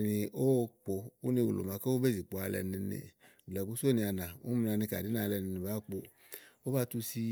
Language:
Igo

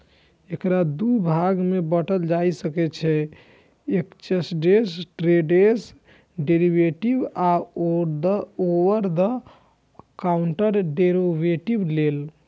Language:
Maithili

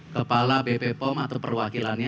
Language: Indonesian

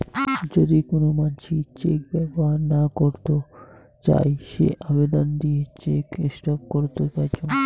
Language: Bangla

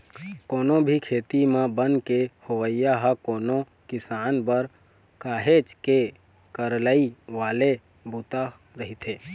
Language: Chhattisgarhi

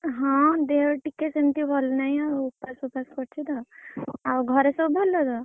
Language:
Odia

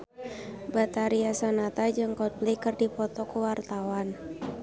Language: Sundanese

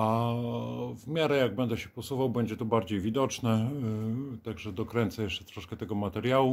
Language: Polish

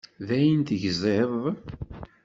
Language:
Kabyle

